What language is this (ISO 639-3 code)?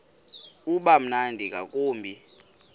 xho